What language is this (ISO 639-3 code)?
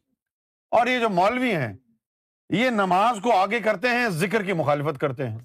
urd